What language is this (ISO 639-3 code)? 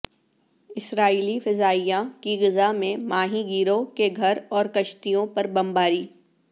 urd